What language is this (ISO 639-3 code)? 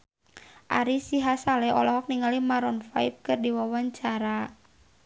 sun